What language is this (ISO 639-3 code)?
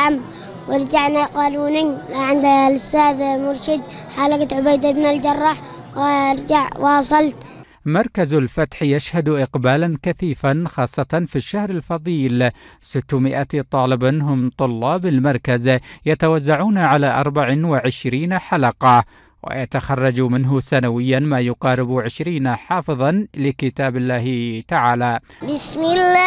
ara